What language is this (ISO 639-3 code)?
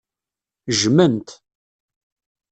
kab